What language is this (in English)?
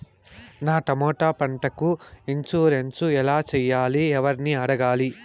Telugu